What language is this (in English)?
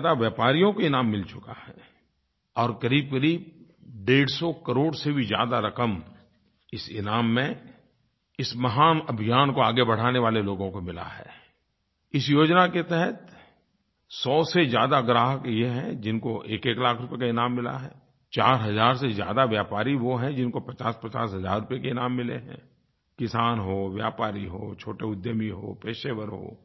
Hindi